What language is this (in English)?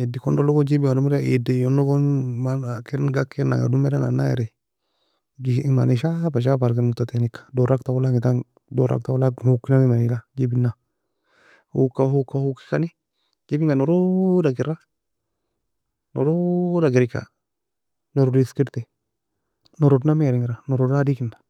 Nobiin